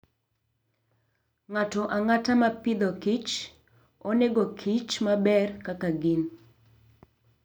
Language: Luo (Kenya and Tanzania)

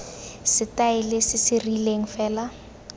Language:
Tswana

